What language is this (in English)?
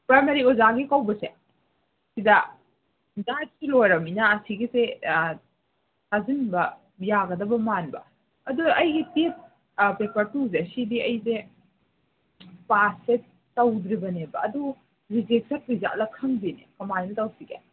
Manipuri